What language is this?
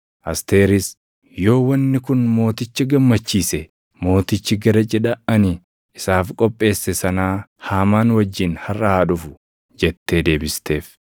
Oromo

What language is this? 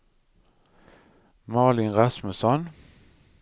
Swedish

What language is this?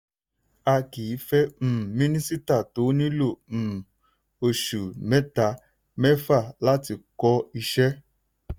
Yoruba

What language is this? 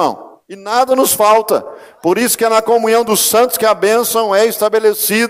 Portuguese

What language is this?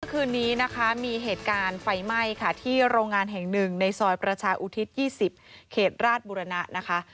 Thai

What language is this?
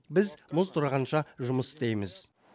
Kazakh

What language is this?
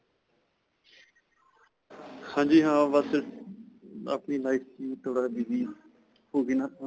Punjabi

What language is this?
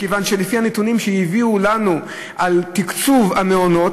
Hebrew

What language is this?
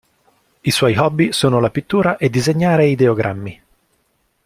Italian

